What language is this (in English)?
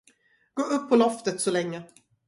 Swedish